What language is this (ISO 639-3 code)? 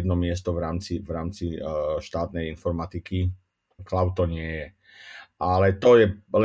slk